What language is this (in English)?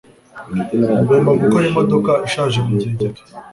Kinyarwanda